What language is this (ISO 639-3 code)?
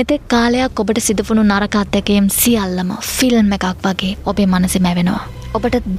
ind